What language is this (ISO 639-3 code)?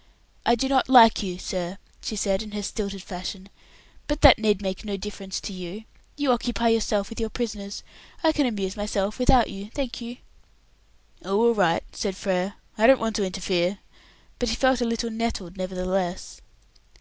eng